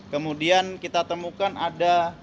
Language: Indonesian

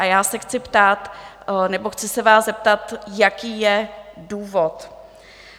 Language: Czech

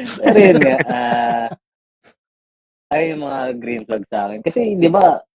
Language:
Filipino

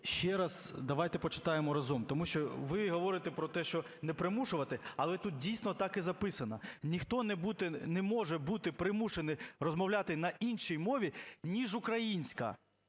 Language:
Ukrainian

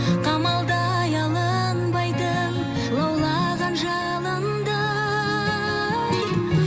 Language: Kazakh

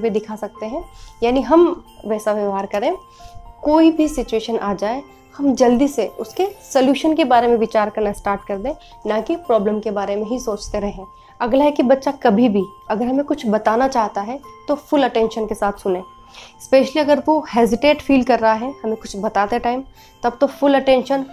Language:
Hindi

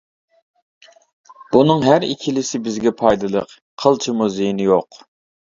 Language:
Uyghur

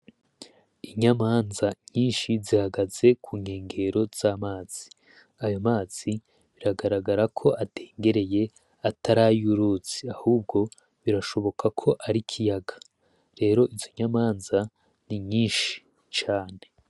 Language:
Rundi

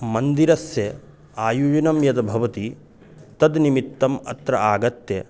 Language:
Sanskrit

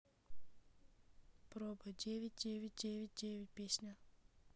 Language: Russian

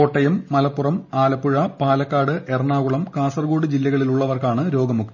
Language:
Malayalam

